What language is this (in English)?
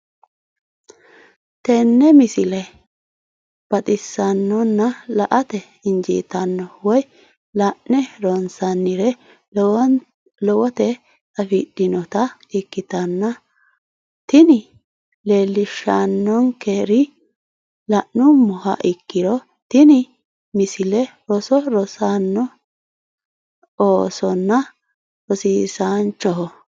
Sidamo